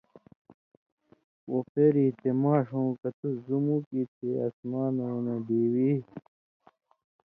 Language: Indus Kohistani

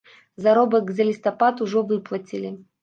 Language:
Belarusian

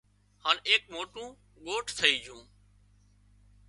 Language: Wadiyara Koli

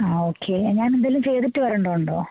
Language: Malayalam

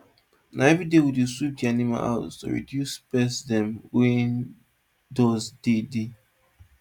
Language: Nigerian Pidgin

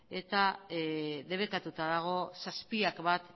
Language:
Basque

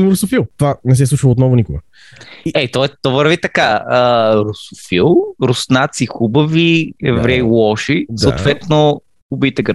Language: Bulgarian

